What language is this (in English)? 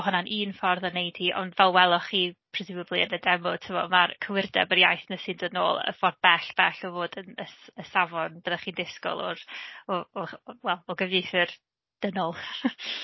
Welsh